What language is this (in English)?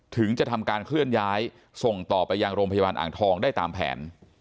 Thai